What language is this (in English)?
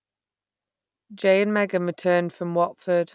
English